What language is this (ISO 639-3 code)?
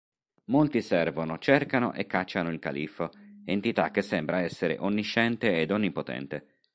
ita